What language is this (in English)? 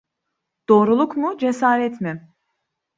Turkish